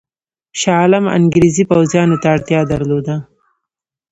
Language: Pashto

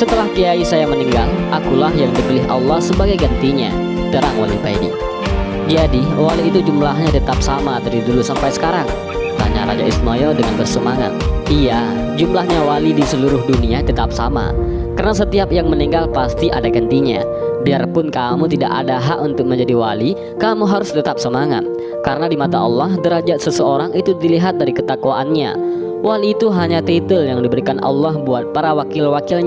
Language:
Indonesian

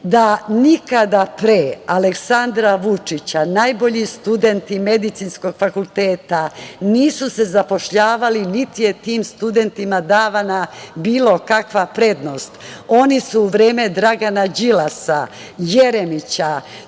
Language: Serbian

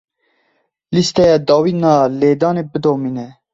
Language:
Kurdish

